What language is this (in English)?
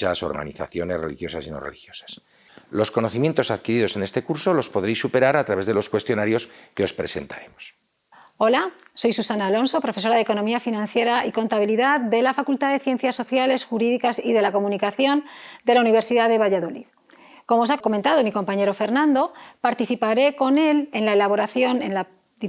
Spanish